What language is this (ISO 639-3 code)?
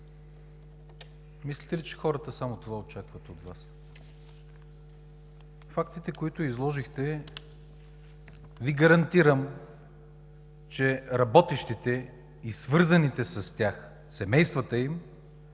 bul